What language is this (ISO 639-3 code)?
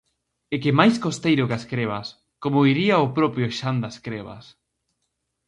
glg